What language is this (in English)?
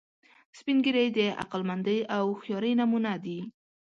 Pashto